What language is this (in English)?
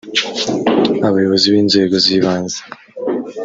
Kinyarwanda